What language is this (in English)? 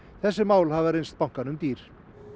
Icelandic